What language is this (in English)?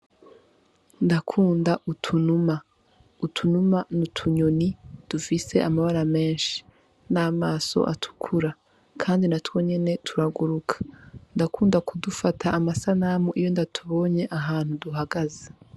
Rundi